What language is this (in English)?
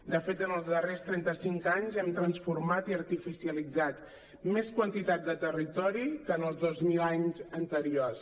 Catalan